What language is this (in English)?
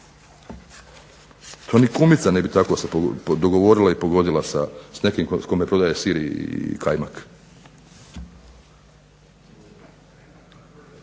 Croatian